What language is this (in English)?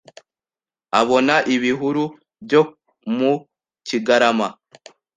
Kinyarwanda